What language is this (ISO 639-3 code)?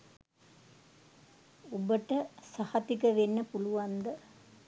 sin